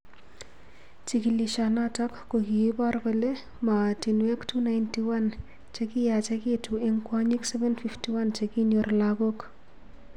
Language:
Kalenjin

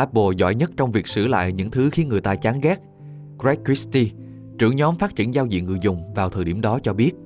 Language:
Vietnamese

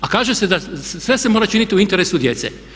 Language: Croatian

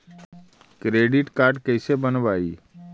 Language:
Magahi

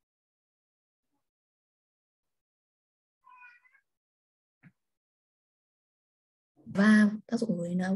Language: Vietnamese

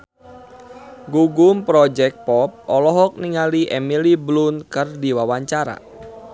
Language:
Sundanese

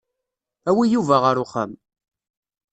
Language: Kabyle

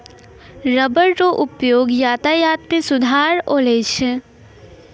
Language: Maithili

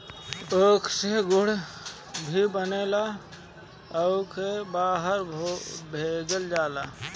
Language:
Bhojpuri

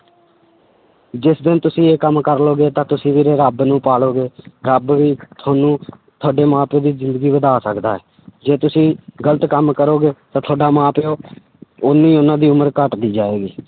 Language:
Punjabi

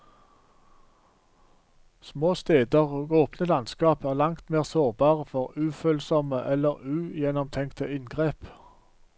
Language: Norwegian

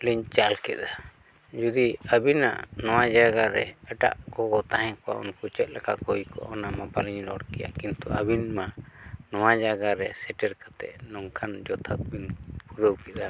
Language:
Santali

